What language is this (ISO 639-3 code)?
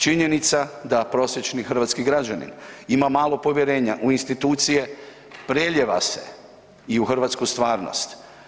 hrv